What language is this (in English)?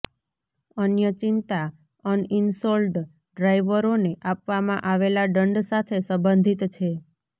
Gujarati